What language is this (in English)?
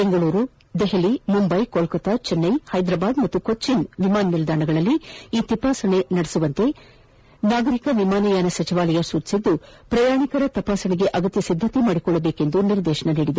Kannada